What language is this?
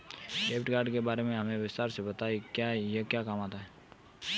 Hindi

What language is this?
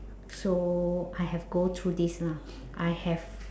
English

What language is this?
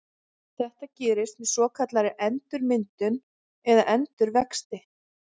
Icelandic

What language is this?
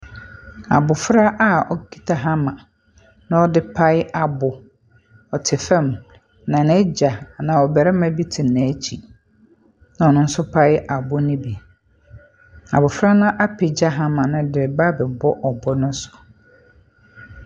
Akan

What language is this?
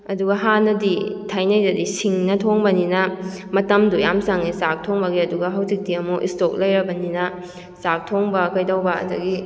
Manipuri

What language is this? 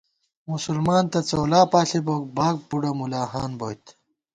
Gawar-Bati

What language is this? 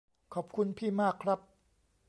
Thai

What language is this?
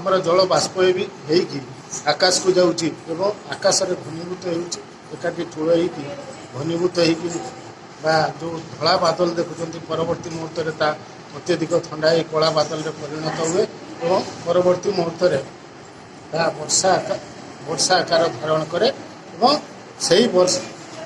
Odia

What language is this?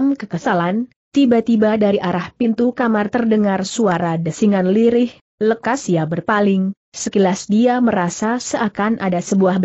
Indonesian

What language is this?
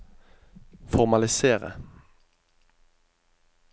Norwegian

